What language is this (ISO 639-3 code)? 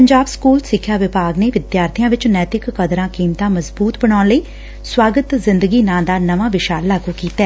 pan